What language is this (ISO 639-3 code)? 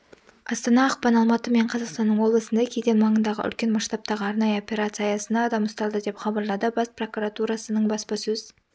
kaz